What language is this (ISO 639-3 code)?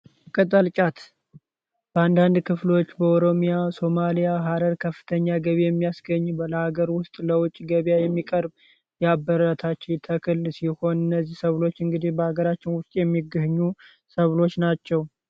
amh